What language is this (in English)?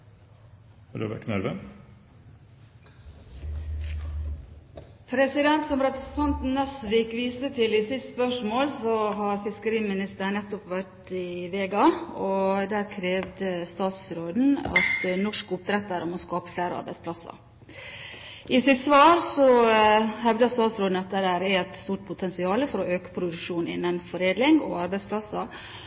Norwegian Bokmål